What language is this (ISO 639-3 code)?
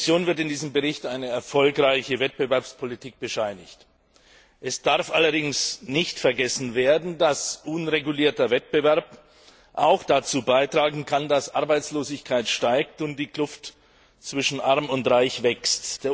deu